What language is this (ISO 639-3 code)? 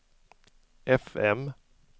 swe